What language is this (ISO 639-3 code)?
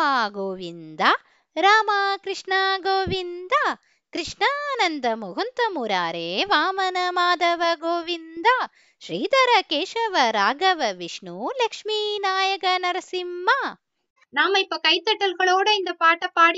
tam